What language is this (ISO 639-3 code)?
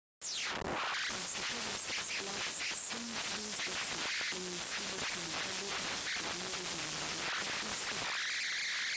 ckb